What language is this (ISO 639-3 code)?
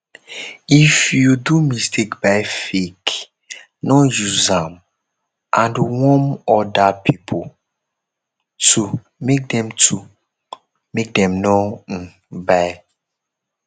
pcm